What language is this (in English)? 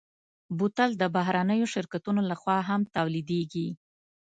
Pashto